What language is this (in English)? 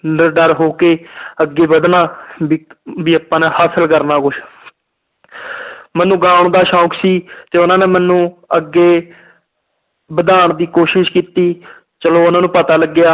Punjabi